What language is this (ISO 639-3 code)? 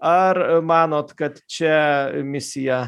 lit